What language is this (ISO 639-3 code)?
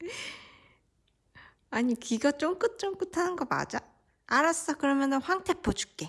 kor